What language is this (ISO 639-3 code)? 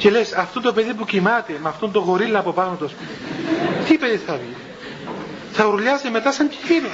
ell